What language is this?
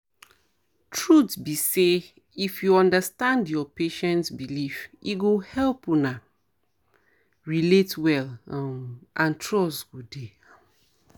Nigerian Pidgin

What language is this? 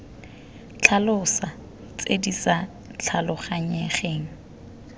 Tswana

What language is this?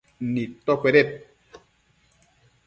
Matsés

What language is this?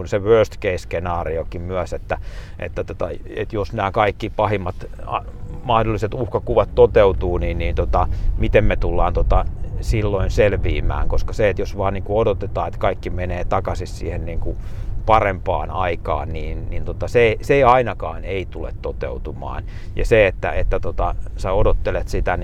Finnish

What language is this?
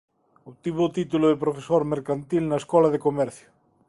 Galician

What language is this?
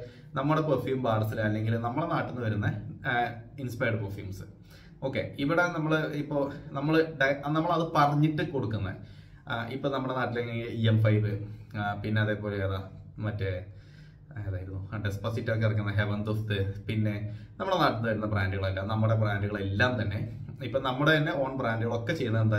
Malayalam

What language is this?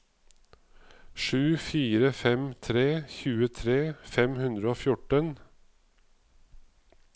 Norwegian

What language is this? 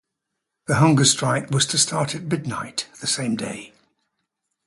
English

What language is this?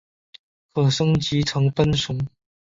Chinese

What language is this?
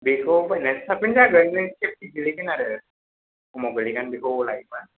Bodo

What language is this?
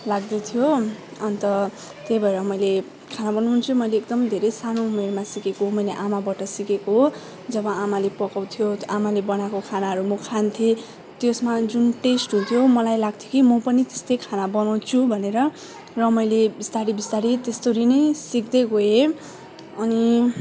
Nepali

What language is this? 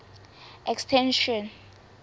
Southern Sotho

